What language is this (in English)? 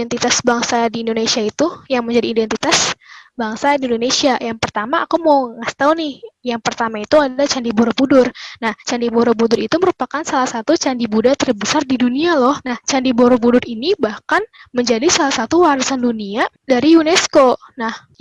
Indonesian